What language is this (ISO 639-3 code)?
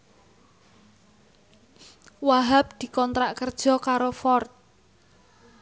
jav